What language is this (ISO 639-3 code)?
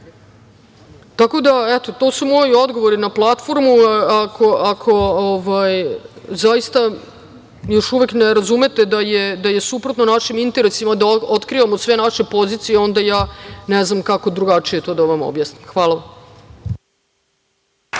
srp